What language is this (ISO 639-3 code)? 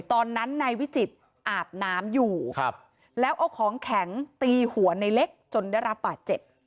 tha